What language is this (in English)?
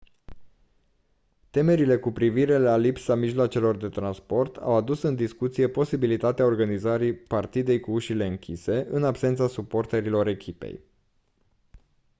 Romanian